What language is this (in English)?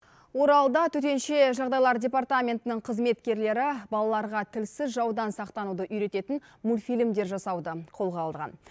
Kazakh